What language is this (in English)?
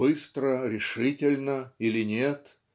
Russian